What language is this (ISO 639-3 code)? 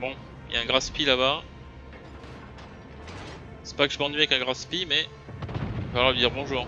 fra